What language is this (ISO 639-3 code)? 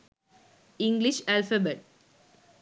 sin